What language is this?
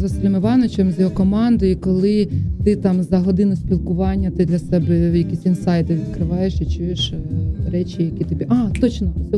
Ukrainian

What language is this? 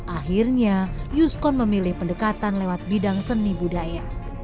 Indonesian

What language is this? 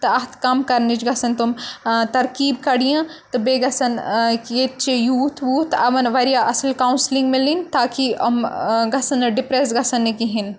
Kashmiri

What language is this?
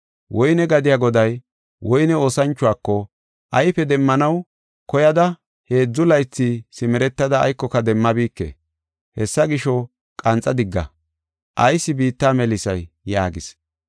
Gofa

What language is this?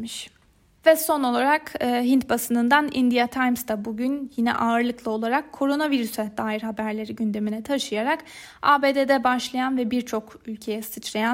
Turkish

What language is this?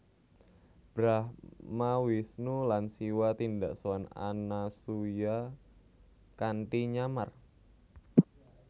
Javanese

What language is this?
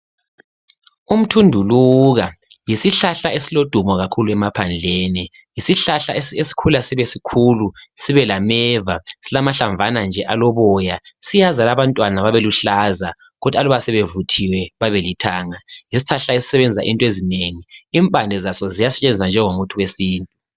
North Ndebele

